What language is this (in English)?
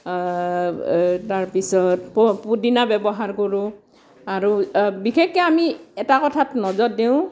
Assamese